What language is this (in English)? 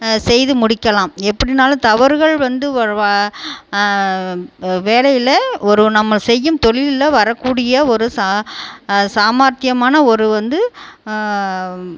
Tamil